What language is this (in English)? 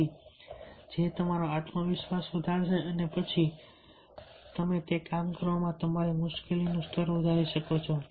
Gujarati